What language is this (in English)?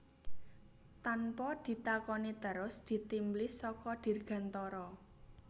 Javanese